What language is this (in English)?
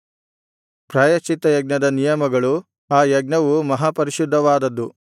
Kannada